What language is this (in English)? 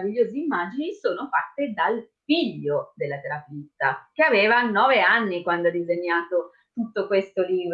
Italian